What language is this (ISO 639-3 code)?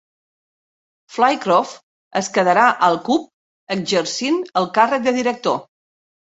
cat